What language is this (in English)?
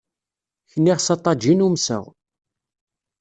Kabyle